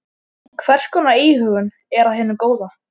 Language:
Icelandic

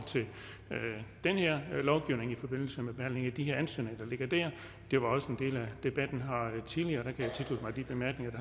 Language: Danish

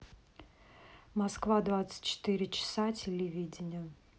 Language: Russian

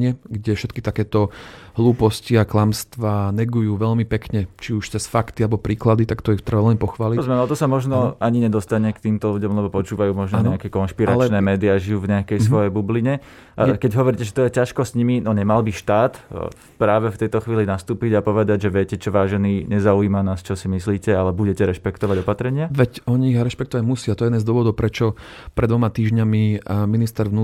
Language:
Slovak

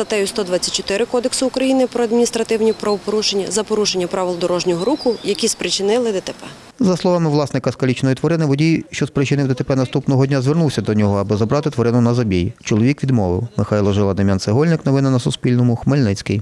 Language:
Ukrainian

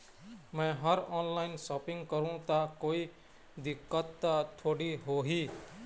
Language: Chhattisgarhi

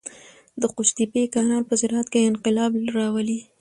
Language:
Pashto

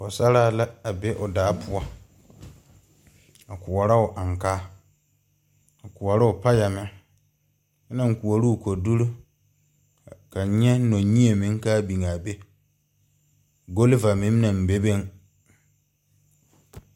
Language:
Southern Dagaare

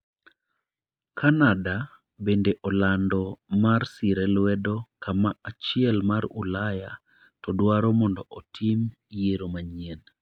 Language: Luo (Kenya and Tanzania)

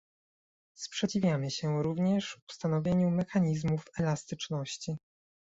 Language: Polish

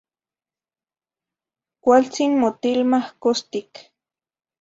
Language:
Zacatlán-Ahuacatlán-Tepetzintla Nahuatl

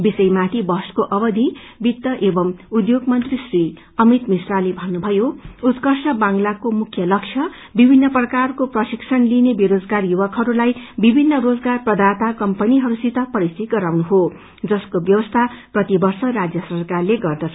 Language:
Nepali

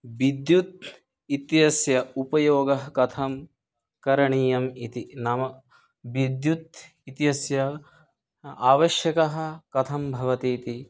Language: Sanskrit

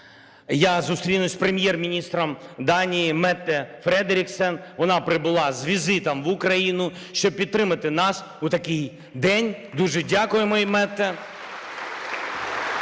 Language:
Ukrainian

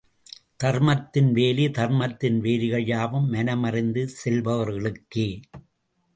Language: Tamil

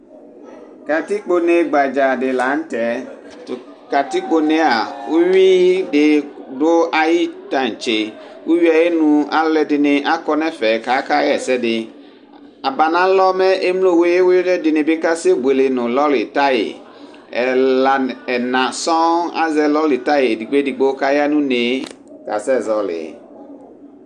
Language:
Ikposo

